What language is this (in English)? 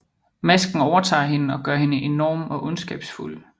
Danish